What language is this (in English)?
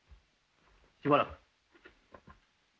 Japanese